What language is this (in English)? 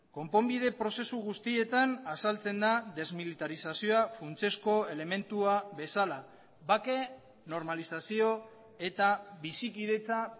Basque